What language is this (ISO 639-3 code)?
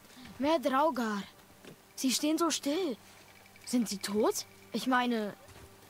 deu